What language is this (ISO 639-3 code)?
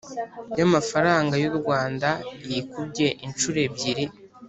kin